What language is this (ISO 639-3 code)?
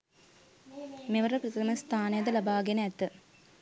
sin